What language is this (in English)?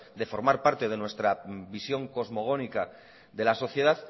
Spanish